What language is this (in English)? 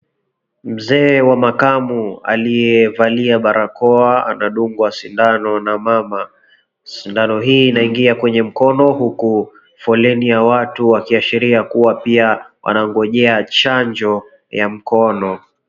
Swahili